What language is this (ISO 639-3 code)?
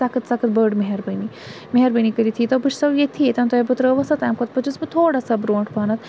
kas